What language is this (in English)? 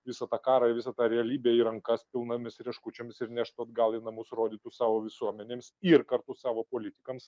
Lithuanian